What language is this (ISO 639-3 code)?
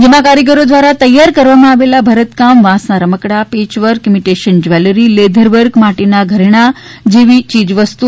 guj